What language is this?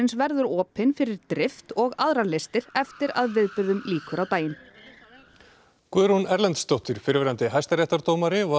Icelandic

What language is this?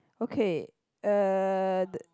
English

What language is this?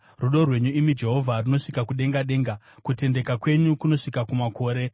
Shona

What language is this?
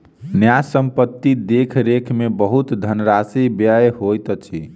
Maithili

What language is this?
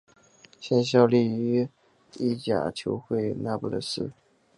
Chinese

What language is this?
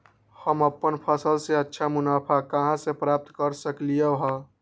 Magahi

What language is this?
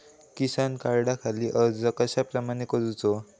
Marathi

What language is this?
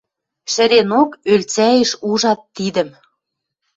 Western Mari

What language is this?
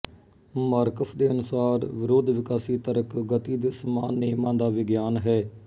Punjabi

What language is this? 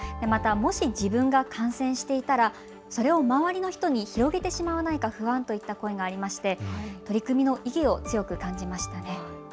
Japanese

